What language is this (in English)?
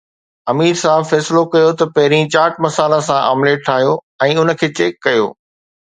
Sindhi